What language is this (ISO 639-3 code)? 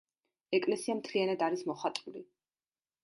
kat